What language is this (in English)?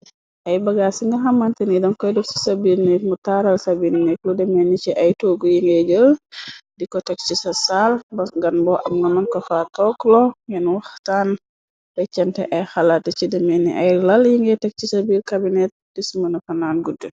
Wolof